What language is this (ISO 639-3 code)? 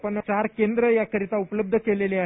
mar